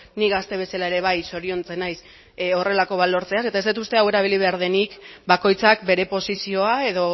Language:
Basque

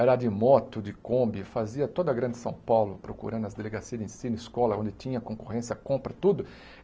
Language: Portuguese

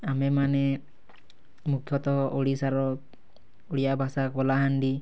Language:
Odia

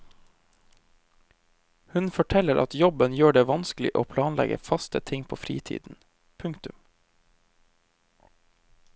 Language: Norwegian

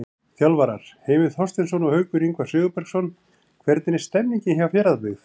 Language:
Icelandic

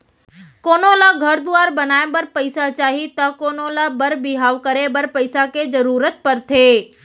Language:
Chhattisgarhi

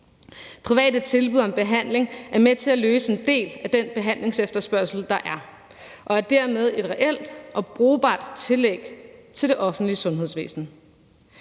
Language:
Danish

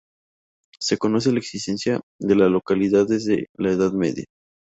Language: Spanish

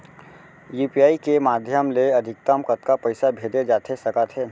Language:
Chhattisgarhi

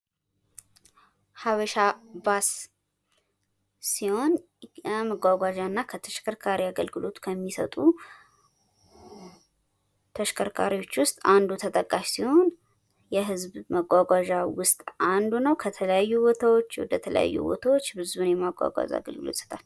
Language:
Amharic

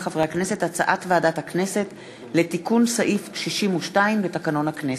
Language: Hebrew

